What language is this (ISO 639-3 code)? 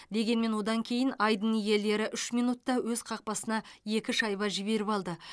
kaz